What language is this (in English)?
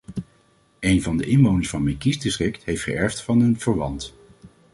Dutch